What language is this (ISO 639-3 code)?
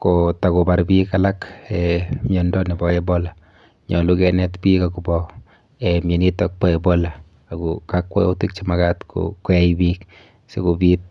kln